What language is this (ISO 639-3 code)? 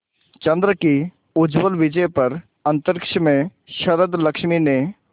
hin